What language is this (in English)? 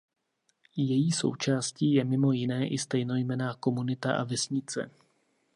Czech